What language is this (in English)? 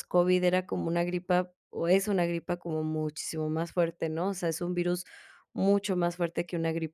Spanish